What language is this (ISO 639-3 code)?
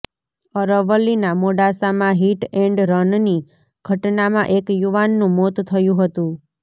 guj